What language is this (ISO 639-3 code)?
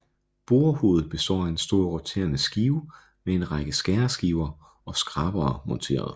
dan